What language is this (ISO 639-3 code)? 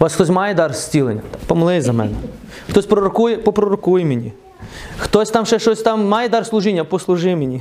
ukr